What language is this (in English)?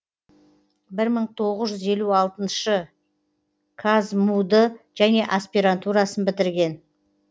Kazakh